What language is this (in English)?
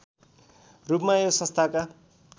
Nepali